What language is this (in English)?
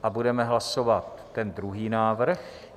Czech